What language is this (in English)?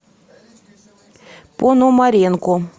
Russian